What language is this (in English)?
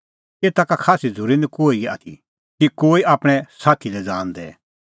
Kullu Pahari